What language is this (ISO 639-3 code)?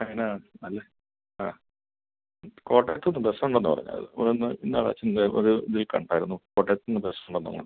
mal